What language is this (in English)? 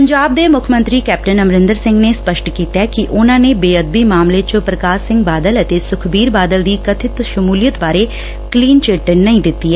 Punjabi